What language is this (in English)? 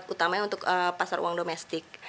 Indonesian